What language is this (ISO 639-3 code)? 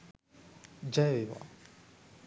sin